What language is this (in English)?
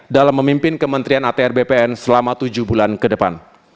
Indonesian